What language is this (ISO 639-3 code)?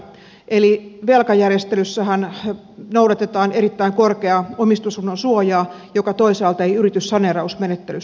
fin